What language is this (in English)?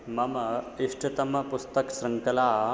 Sanskrit